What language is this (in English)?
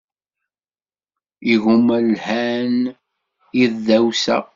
Kabyle